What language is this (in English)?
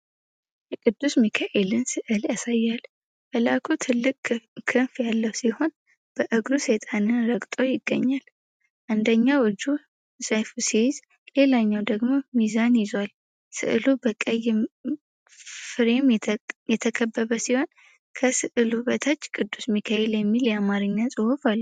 Amharic